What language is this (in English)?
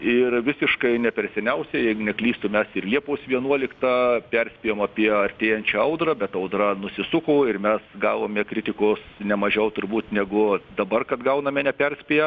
Lithuanian